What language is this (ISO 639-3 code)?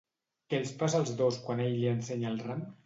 cat